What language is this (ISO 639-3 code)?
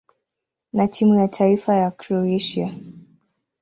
swa